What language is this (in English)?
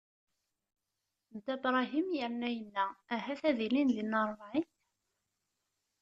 Kabyle